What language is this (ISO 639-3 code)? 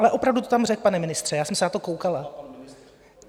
ces